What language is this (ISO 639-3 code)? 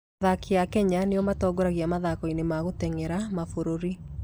kik